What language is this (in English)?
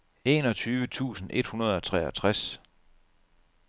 Danish